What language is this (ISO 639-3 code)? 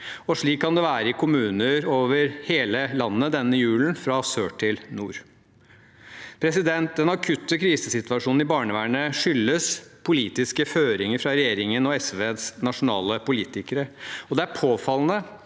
nor